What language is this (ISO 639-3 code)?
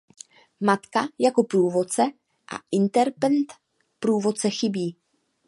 ces